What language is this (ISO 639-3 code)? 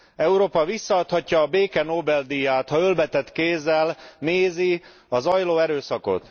hun